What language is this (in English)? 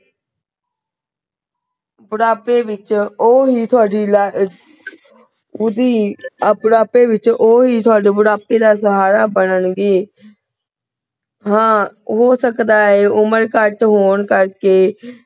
Punjabi